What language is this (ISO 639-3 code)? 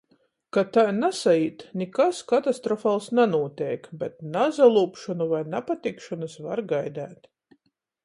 ltg